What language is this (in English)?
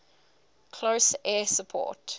English